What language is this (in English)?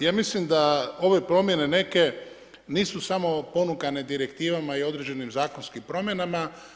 Croatian